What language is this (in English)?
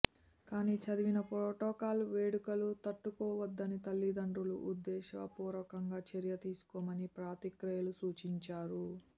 Telugu